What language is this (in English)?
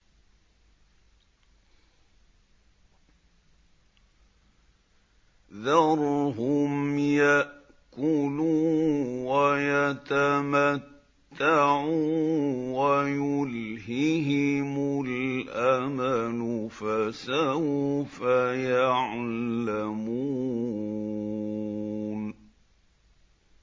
Arabic